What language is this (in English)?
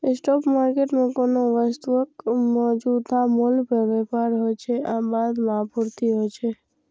Maithili